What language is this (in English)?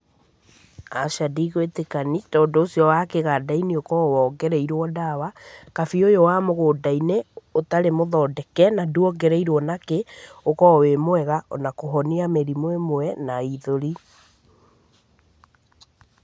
Kikuyu